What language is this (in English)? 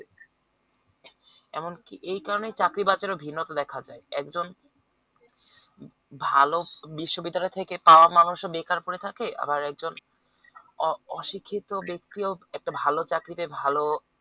Bangla